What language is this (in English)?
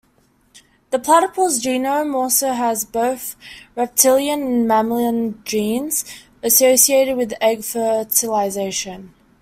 English